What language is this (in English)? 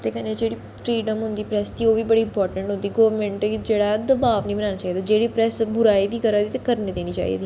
Dogri